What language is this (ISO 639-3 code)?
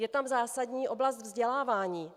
ces